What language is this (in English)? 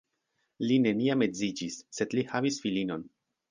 Esperanto